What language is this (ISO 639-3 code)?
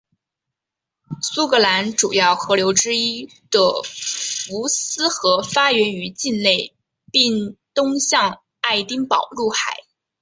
zho